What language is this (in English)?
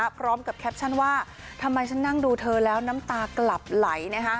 Thai